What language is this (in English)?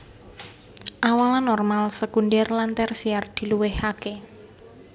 Javanese